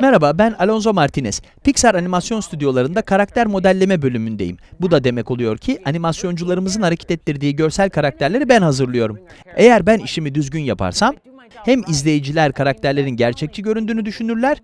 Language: Turkish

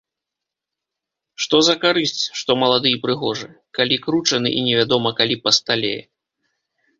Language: Belarusian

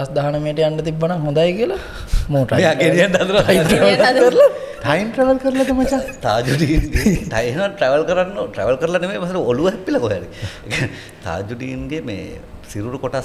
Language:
Indonesian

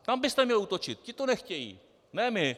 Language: Czech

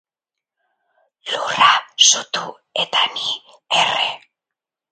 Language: Basque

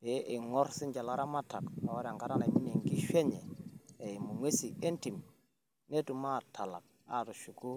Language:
Masai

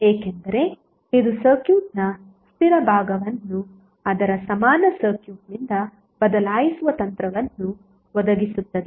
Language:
Kannada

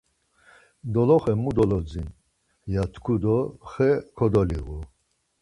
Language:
Laz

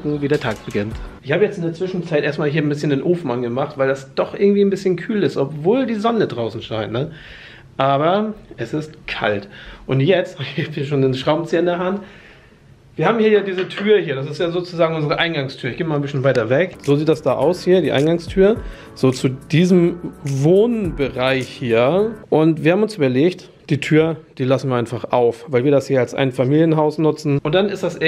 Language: German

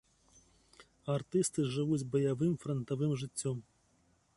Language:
Belarusian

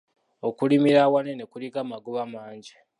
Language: Ganda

